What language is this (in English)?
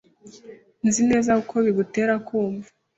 Kinyarwanda